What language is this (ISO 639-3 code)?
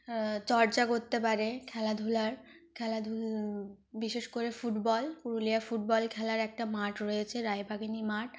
ben